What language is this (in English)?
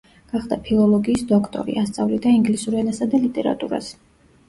Georgian